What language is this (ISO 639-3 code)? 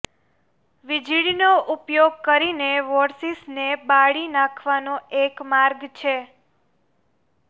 guj